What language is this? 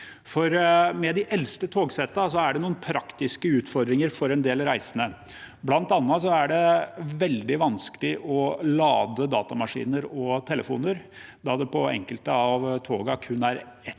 Norwegian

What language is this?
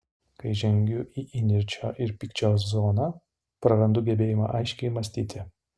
Lithuanian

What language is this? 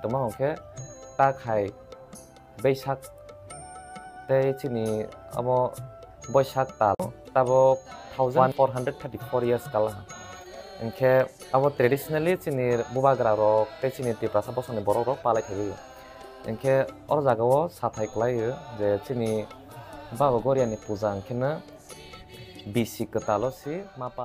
Indonesian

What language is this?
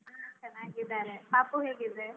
Kannada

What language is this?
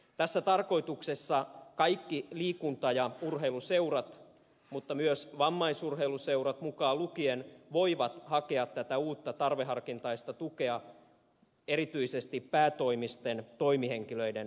Finnish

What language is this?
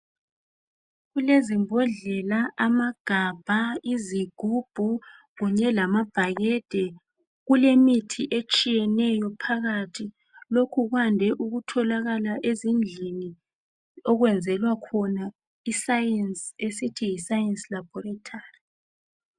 North Ndebele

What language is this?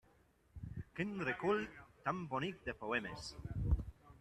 Catalan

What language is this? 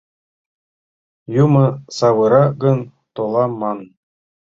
Mari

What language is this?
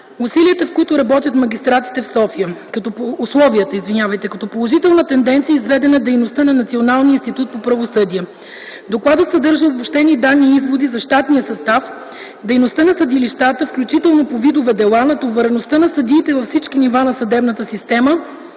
Bulgarian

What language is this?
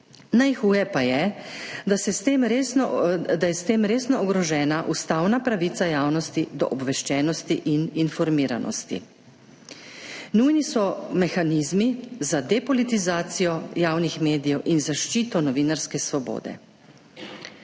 Slovenian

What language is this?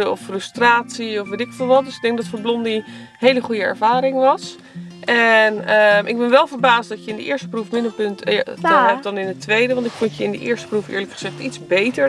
Dutch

